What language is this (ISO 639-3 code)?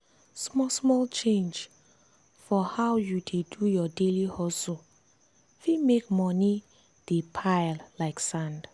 pcm